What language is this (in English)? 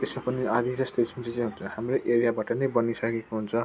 Nepali